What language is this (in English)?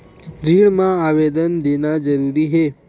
Chhattisgarhi